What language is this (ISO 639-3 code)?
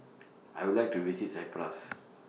eng